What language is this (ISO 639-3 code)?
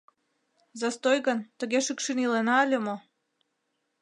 chm